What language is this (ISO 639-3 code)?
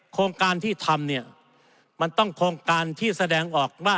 tha